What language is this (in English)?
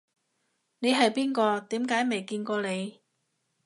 Cantonese